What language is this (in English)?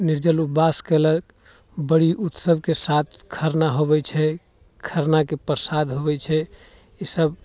Maithili